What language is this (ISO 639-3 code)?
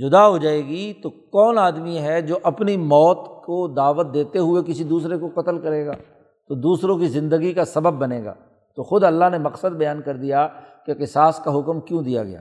urd